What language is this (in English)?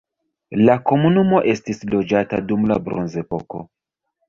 Esperanto